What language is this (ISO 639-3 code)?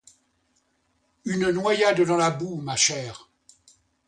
fra